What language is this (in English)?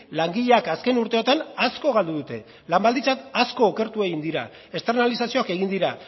Basque